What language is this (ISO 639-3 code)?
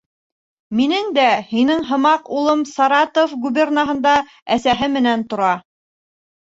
bak